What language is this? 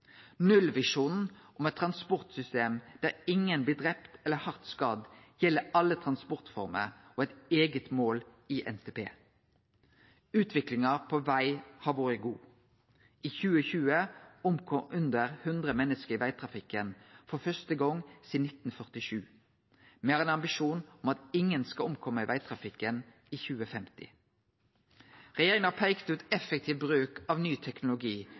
Norwegian Nynorsk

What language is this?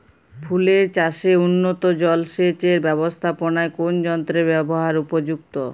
Bangla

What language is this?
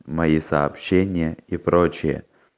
Russian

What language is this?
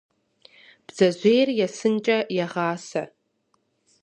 Kabardian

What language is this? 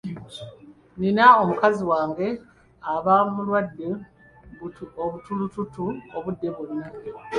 Ganda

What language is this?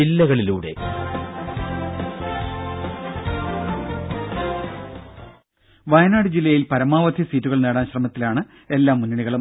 Malayalam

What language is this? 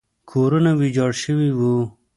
Pashto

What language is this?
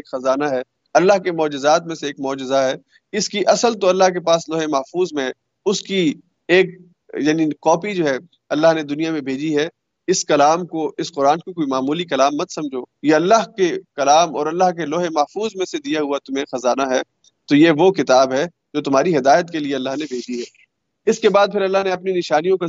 Urdu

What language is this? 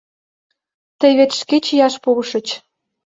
Mari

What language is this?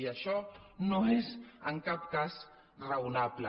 Catalan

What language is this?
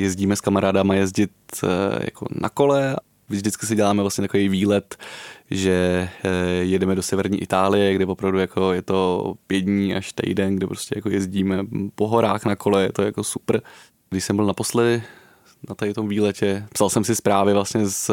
Czech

